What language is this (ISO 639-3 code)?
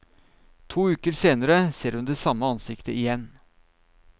nor